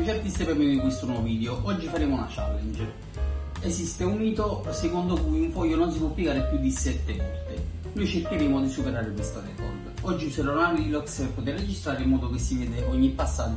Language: Italian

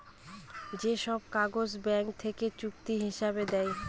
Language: Bangla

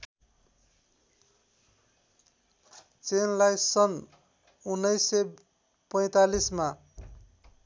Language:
Nepali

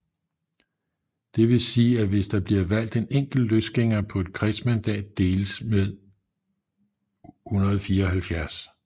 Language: Danish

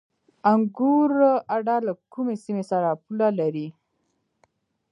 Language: Pashto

